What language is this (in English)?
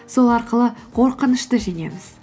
Kazakh